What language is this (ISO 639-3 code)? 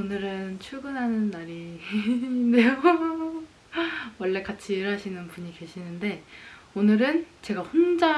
kor